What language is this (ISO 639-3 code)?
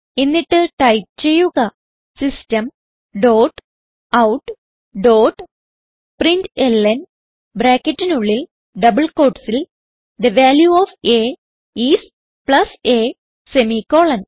mal